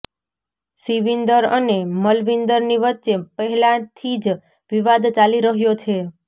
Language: Gujarati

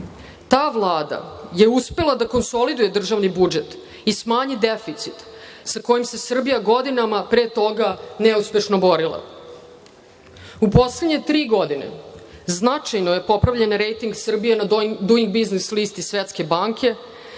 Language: Serbian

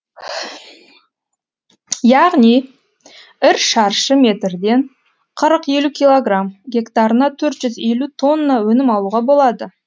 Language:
Kazakh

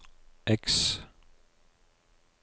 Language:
Norwegian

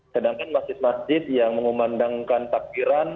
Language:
Indonesian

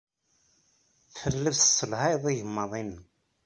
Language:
Kabyle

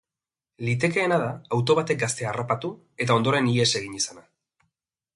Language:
Basque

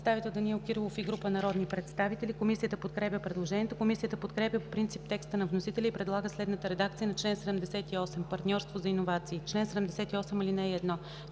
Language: Bulgarian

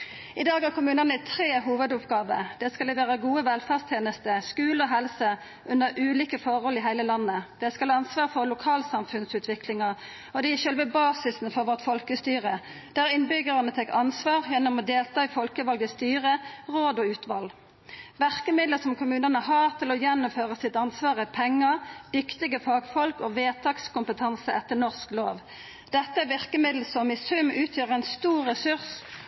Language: Norwegian Nynorsk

